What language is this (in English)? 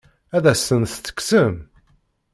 Kabyle